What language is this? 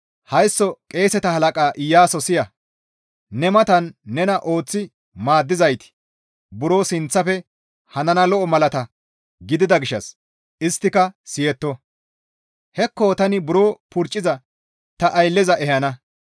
Gamo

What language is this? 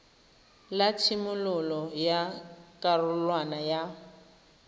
Tswana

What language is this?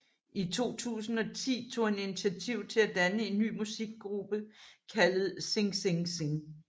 Danish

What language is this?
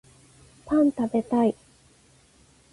Japanese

